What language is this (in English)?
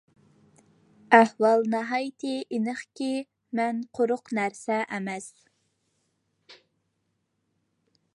Uyghur